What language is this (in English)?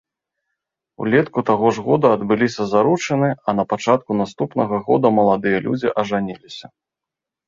Belarusian